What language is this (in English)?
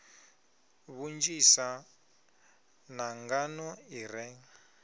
Venda